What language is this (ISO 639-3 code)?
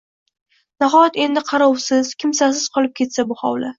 uzb